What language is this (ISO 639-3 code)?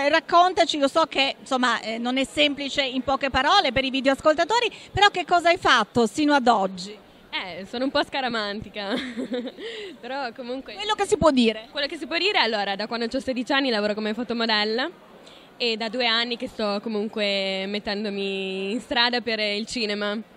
ita